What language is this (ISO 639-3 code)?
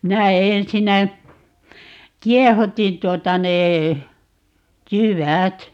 fin